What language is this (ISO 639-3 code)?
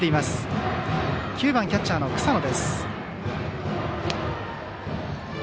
jpn